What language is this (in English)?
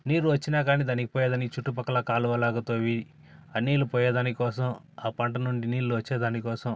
Telugu